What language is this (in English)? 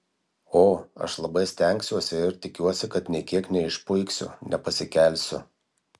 Lithuanian